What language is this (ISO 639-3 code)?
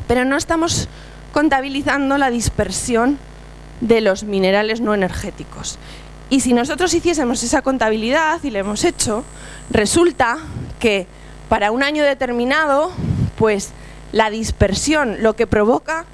spa